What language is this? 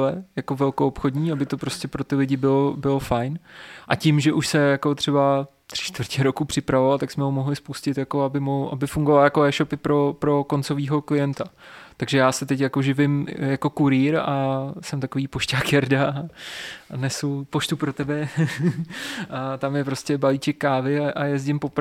Czech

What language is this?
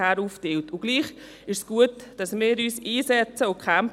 Swiss German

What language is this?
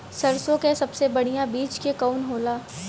Bhojpuri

